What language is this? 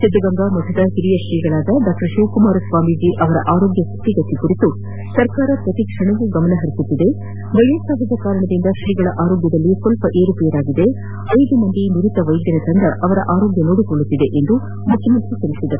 Kannada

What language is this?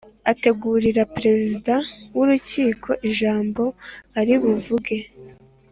Kinyarwanda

